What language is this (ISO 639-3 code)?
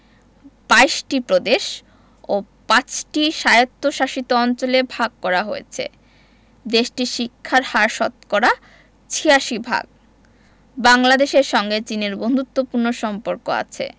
ben